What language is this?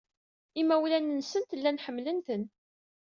Kabyle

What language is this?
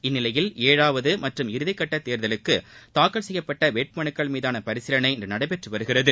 Tamil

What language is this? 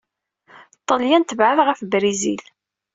Kabyle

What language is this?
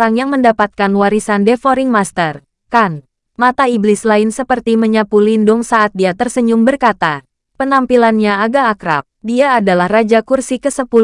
Indonesian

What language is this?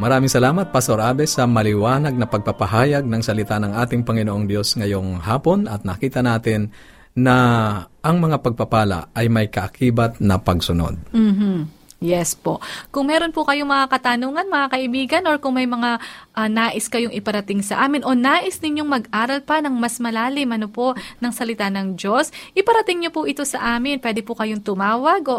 Filipino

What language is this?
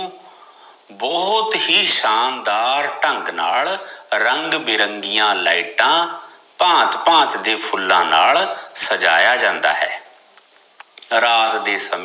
Punjabi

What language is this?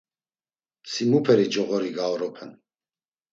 Laz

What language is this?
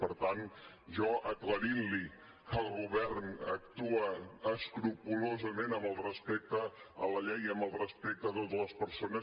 Catalan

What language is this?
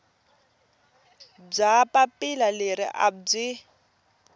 Tsonga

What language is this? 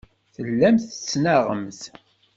Kabyle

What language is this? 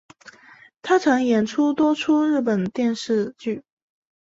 Chinese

